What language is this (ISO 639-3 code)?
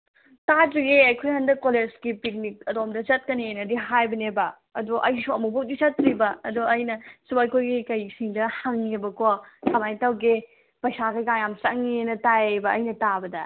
mni